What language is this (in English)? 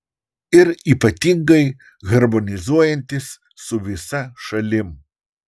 Lithuanian